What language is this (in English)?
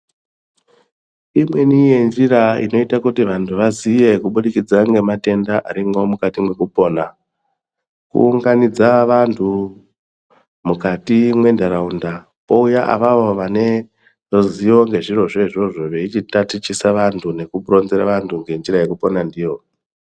Ndau